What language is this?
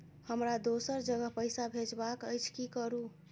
Maithili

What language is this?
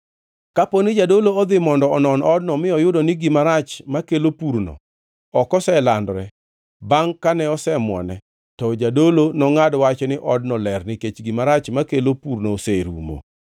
Luo (Kenya and Tanzania)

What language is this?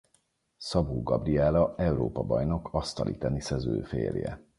Hungarian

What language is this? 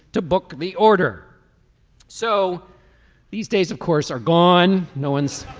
English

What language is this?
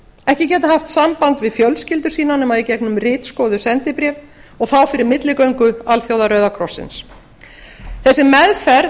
Icelandic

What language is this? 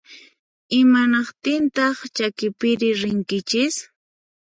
Puno Quechua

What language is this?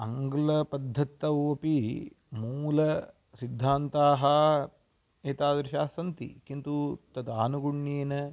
Sanskrit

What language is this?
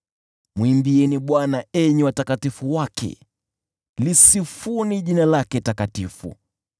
Swahili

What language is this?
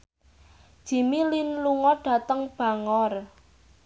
Javanese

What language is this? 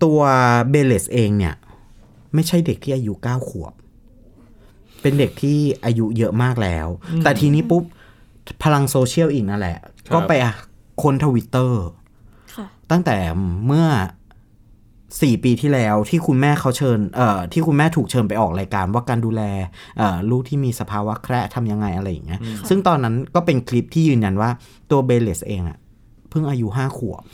Thai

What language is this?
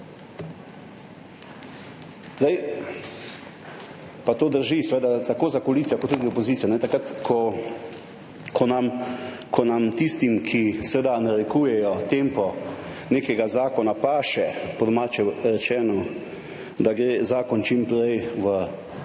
Slovenian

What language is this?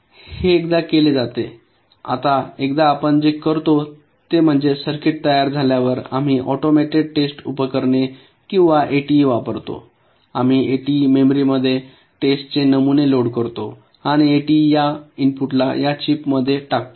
Marathi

